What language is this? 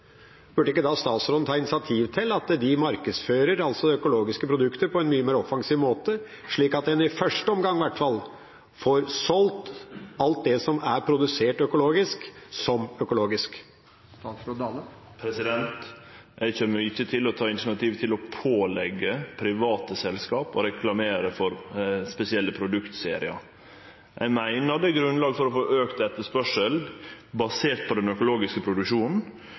Norwegian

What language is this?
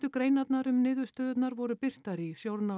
Icelandic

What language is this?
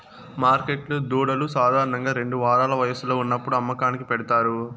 Telugu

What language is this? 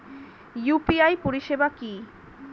Bangla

